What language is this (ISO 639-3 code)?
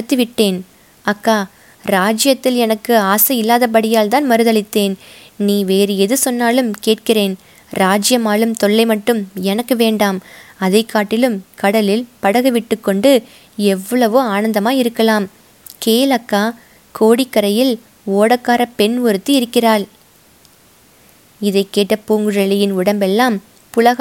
tam